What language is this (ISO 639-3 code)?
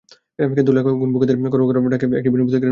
ben